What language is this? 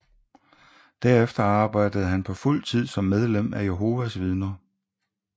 Danish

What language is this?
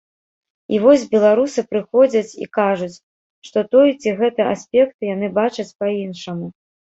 Belarusian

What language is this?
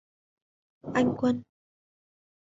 Vietnamese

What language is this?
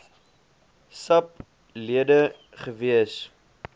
Afrikaans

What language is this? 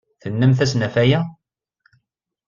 Kabyle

